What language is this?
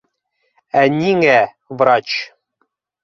Bashkir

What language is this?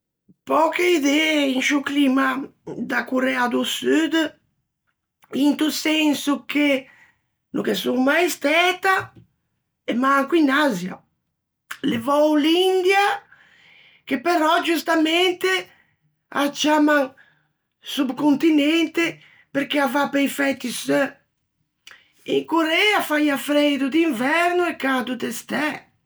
Ligurian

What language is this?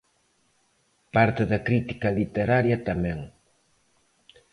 Galician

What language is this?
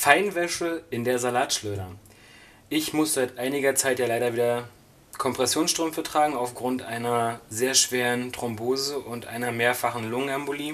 German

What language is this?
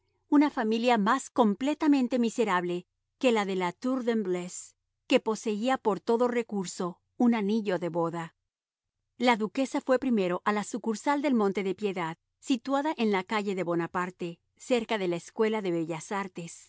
Spanish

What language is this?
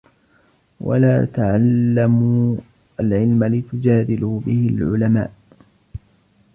Arabic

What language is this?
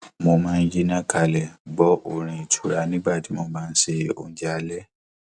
Yoruba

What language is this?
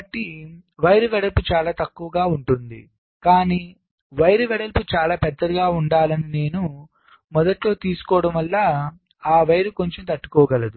Telugu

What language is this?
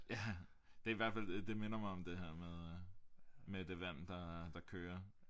Danish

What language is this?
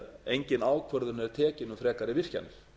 Icelandic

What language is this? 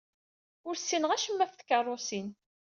Kabyle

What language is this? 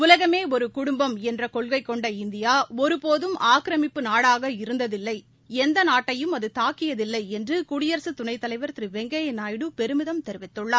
Tamil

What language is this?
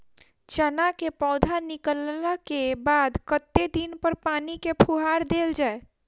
Maithili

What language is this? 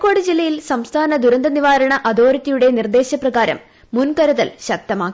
Malayalam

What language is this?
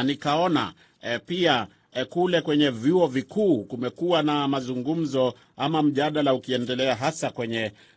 Swahili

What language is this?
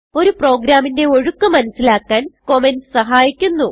Malayalam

